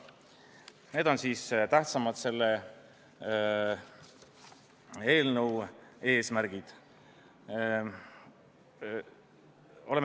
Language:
Estonian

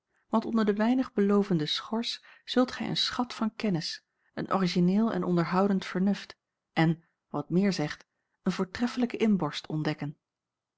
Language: Dutch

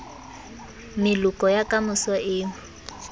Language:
Southern Sotho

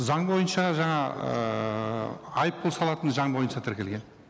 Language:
Kazakh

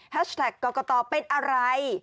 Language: Thai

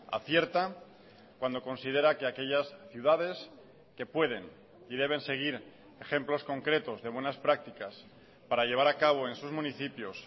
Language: Spanish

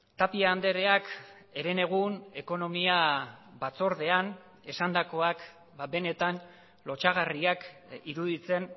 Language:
Basque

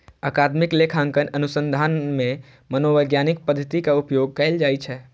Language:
Maithili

